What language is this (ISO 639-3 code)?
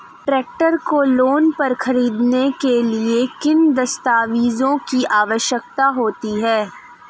hin